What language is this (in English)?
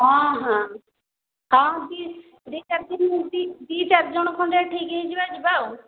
Odia